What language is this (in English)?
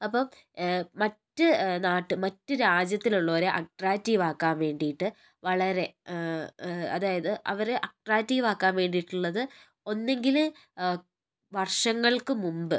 Malayalam